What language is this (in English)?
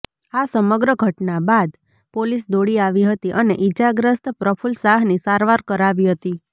Gujarati